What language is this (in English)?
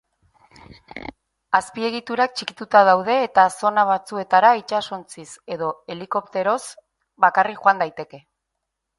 Basque